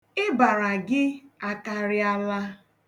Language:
Igbo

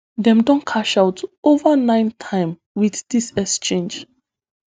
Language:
Nigerian Pidgin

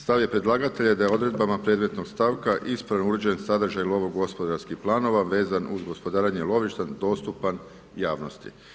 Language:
Croatian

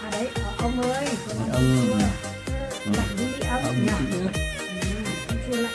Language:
Vietnamese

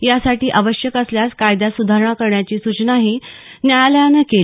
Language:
Marathi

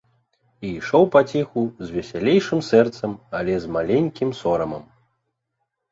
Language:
Belarusian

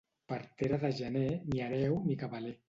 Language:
Catalan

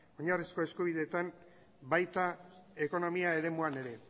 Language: Basque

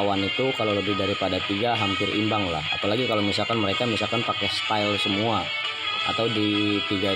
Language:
Indonesian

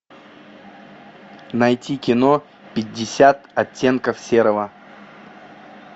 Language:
Russian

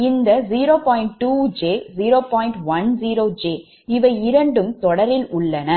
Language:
Tamil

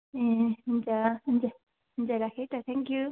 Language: Nepali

